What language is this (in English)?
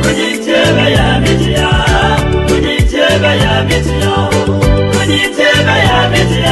Arabic